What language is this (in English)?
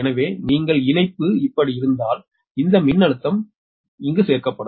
Tamil